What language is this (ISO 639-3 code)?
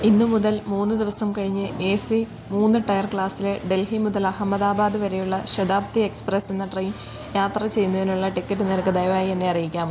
mal